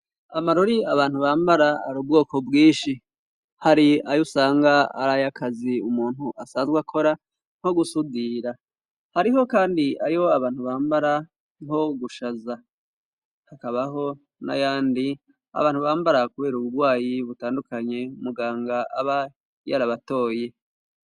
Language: Rundi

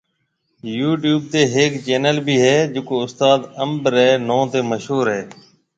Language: Marwari (Pakistan)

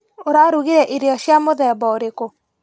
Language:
Kikuyu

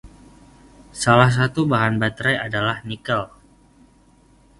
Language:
Indonesian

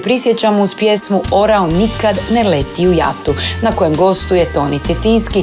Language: Croatian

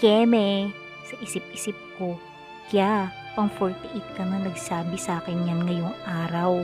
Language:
Filipino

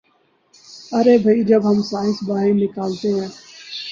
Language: Urdu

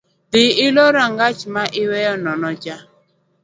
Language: Luo (Kenya and Tanzania)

